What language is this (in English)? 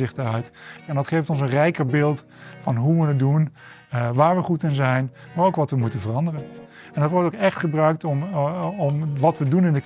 Dutch